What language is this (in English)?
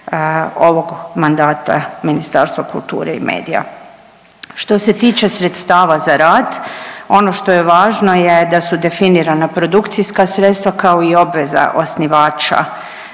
Croatian